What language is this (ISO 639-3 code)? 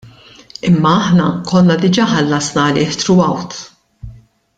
mlt